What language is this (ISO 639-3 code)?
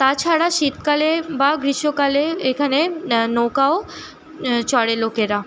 ben